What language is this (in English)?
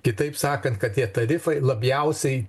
Lithuanian